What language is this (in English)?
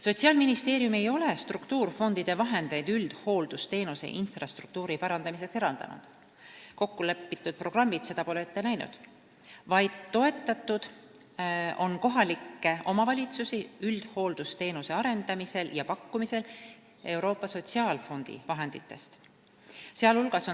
Estonian